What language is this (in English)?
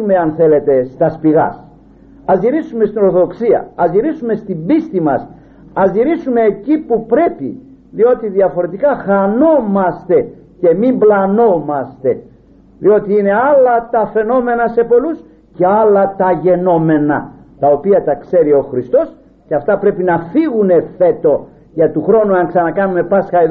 Greek